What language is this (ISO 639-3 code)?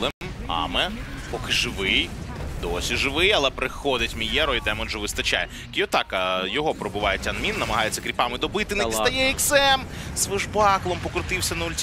ukr